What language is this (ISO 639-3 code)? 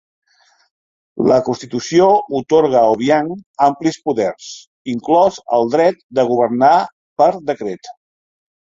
cat